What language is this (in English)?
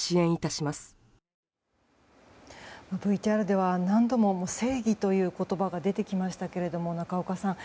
Japanese